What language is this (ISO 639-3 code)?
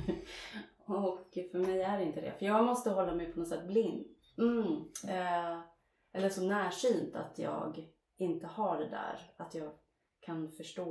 swe